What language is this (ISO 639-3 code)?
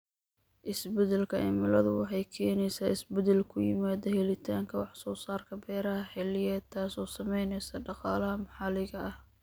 som